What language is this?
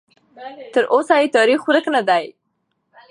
Pashto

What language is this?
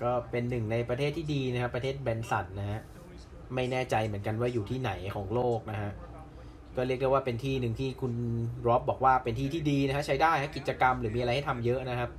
Thai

